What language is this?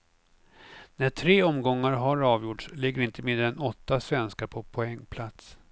Swedish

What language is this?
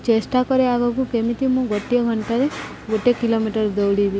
Odia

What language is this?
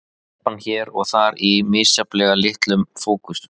Icelandic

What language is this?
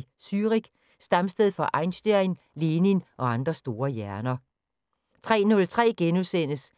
Danish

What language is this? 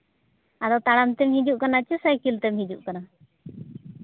Santali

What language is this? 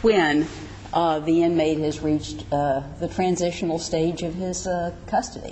English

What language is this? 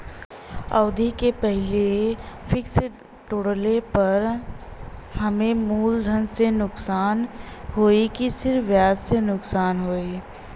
Bhojpuri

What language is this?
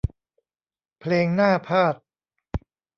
Thai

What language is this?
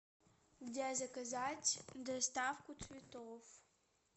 Russian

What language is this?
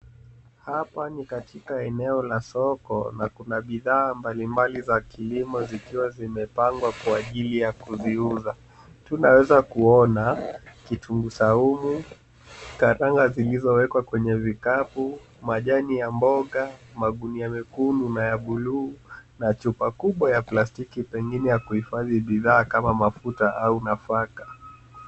Swahili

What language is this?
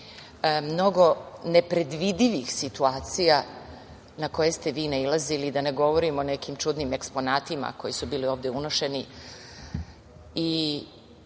Serbian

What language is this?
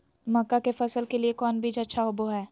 Magahi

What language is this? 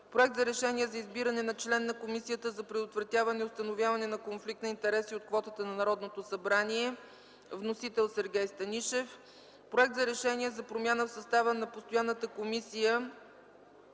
Bulgarian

